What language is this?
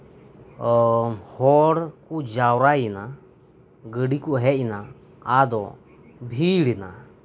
Santali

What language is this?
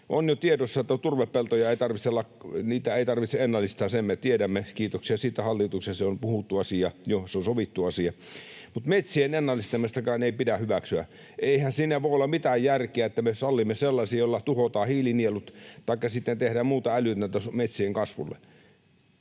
Finnish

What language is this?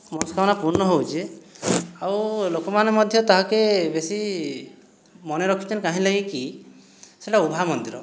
Odia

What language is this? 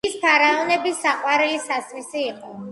Georgian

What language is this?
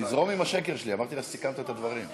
Hebrew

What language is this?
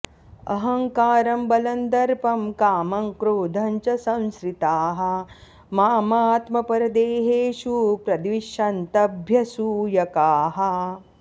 Sanskrit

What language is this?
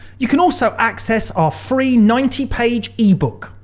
English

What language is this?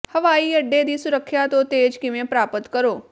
Punjabi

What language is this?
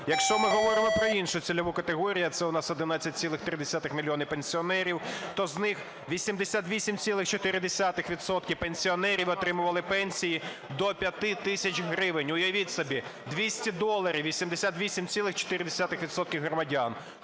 Ukrainian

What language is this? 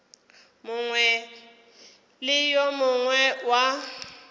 Northern Sotho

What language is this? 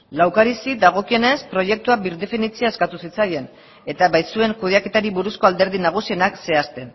Basque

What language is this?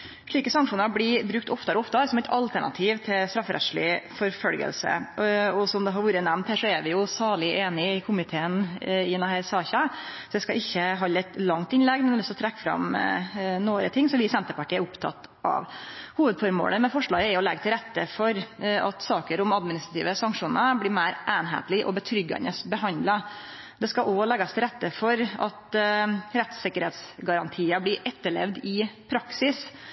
Norwegian Nynorsk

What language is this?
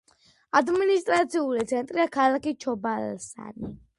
Georgian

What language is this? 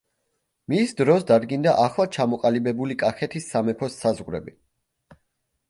Georgian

